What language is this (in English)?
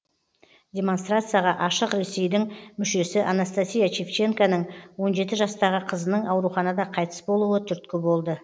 Kazakh